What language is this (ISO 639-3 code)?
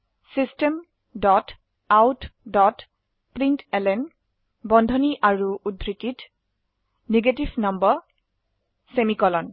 asm